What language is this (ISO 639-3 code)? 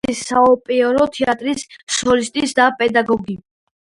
kat